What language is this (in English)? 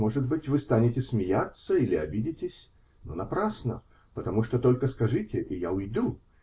Russian